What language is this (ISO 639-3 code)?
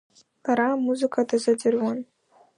abk